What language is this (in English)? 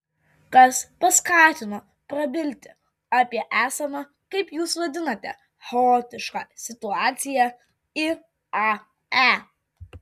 Lithuanian